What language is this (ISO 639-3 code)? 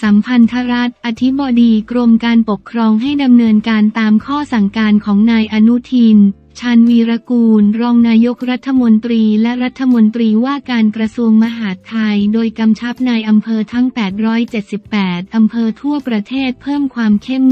tha